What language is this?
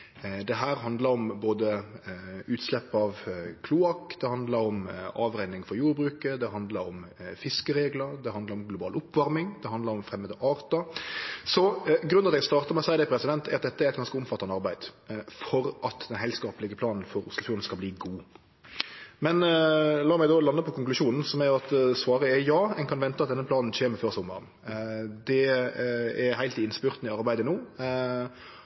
Norwegian Nynorsk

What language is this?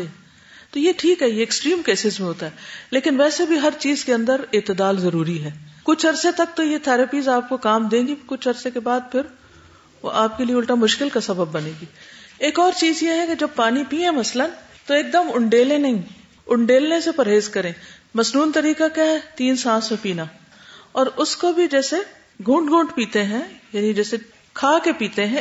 Urdu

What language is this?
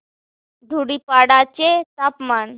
Marathi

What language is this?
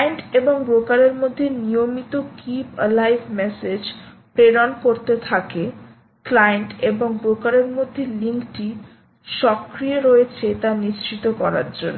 Bangla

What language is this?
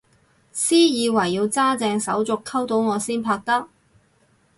Cantonese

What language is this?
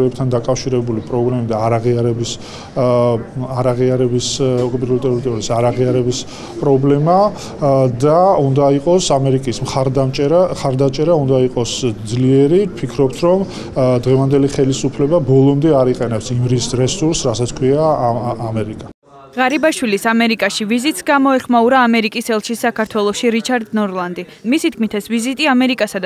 Romanian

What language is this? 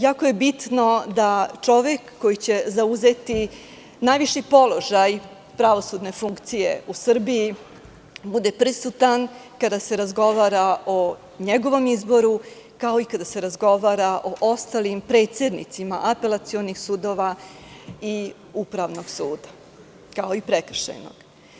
Serbian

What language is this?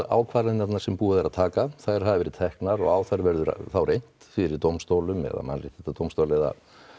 Icelandic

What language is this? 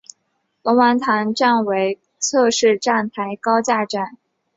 Chinese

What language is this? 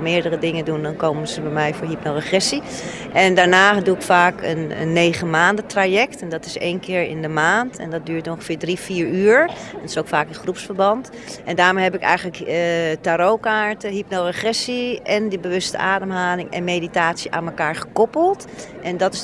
Dutch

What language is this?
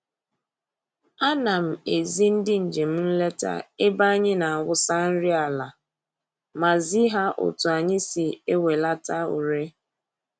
Igbo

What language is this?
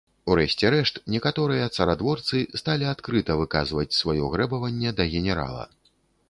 Belarusian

